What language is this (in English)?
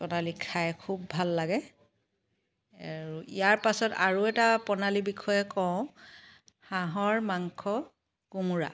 Assamese